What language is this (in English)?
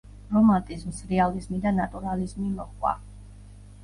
Georgian